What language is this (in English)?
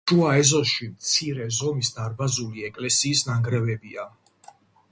Georgian